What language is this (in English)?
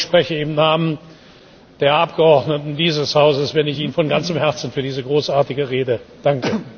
German